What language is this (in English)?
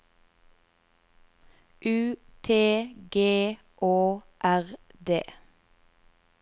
Norwegian